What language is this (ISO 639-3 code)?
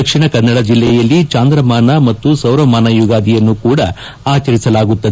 kan